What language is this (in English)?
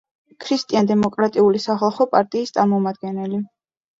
Georgian